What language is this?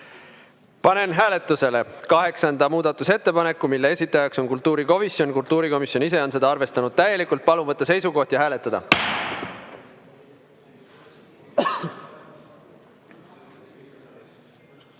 Estonian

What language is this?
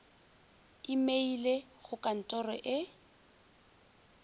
Northern Sotho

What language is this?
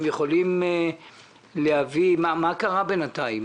Hebrew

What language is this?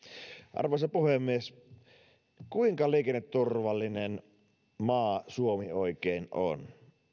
Finnish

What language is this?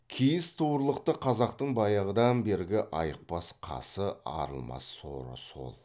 Kazakh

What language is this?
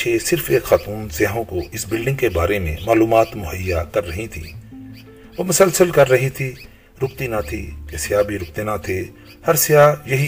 Urdu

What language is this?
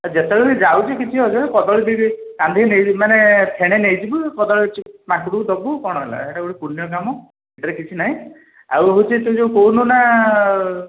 Odia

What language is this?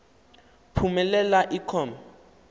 Xhosa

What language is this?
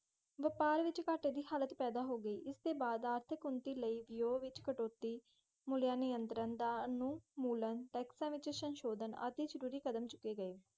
Punjabi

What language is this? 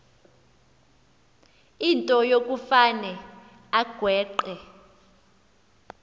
Xhosa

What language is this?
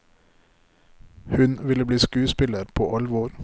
Norwegian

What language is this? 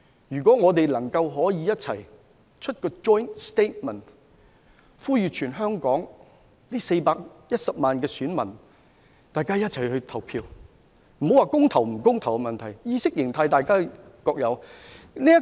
Cantonese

